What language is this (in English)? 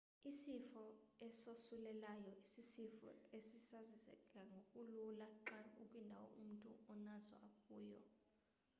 Xhosa